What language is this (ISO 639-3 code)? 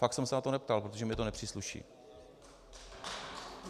ces